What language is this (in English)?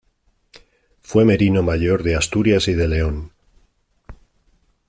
Spanish